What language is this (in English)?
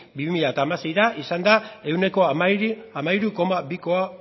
Basque